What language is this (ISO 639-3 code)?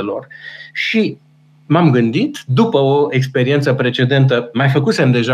ron